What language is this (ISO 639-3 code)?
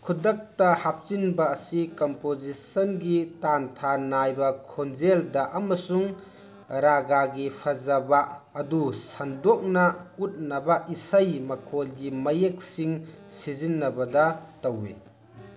mni